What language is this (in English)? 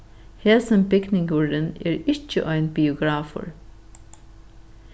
Faroese